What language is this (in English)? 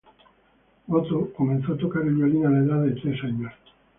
Spanish